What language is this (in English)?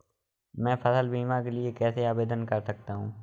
Hindi